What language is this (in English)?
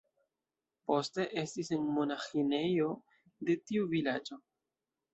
Esperanto